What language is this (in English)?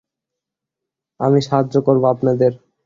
Bangla